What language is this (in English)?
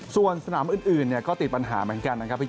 Thai